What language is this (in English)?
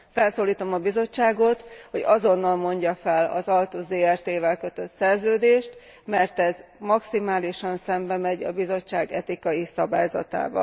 Hungarian